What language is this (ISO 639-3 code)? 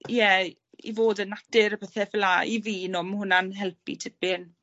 cym